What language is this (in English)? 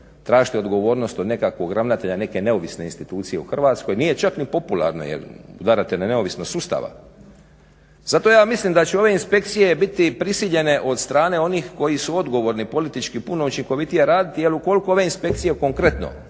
Croatian